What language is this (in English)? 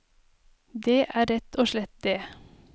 Norwegian